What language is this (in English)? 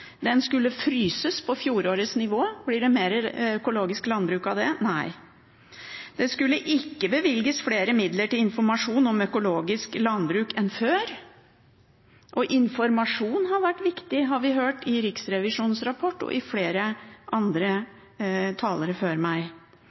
Norwegian Bokmål